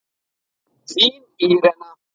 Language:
Icelandic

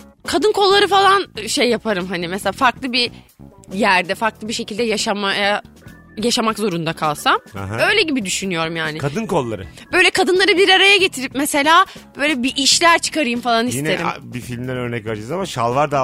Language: Turkish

